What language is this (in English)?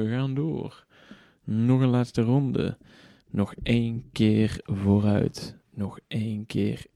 Dutch